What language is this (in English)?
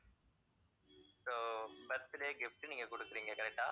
Tamil